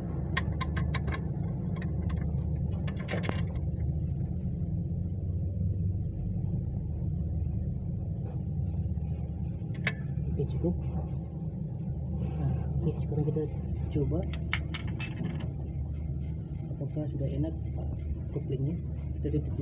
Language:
Indonesian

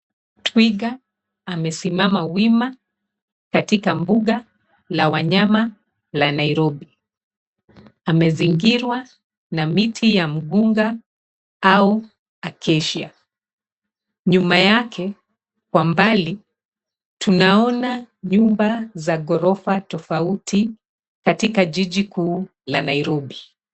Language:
Swahili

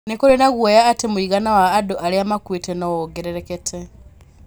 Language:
Kikuyu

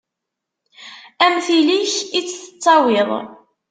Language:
Kabyle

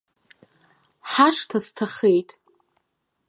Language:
Abkhazian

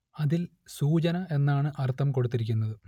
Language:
Malayalam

